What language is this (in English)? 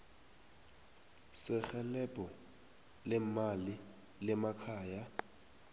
South Ndebele